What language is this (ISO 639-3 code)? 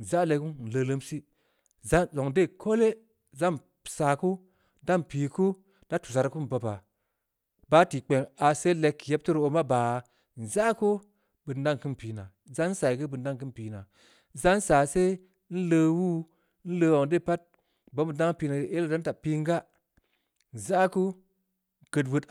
ndi